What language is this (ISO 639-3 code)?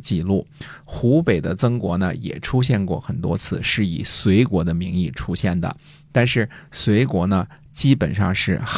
zho